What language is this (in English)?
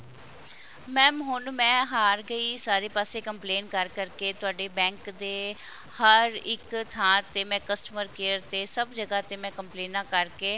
Punjabi